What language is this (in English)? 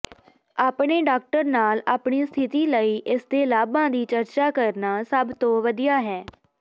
Punjabi